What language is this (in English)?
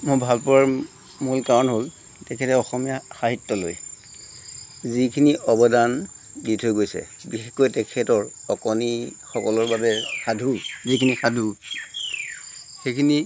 Assamese